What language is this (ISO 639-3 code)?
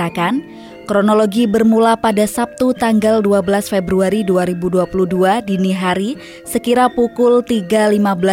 ind